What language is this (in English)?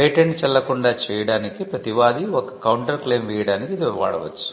Telugu